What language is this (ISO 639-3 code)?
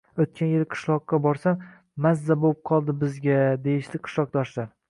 uzb